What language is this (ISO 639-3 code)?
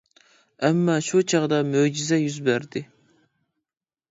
uig